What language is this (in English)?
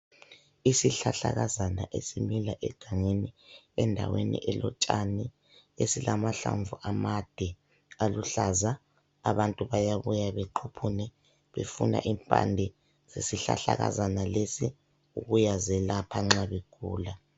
North Ndebele